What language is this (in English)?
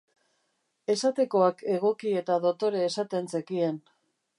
Basque